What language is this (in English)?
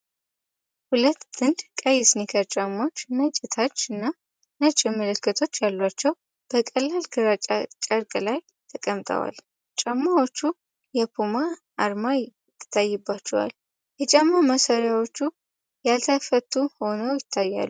Amharic